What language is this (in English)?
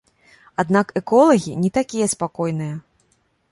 Belarusian